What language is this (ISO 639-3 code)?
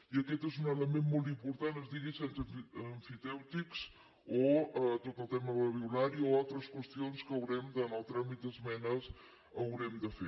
cat